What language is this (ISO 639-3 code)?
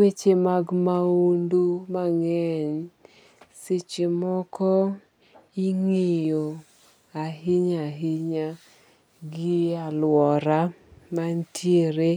luo